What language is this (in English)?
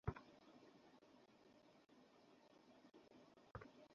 Bangla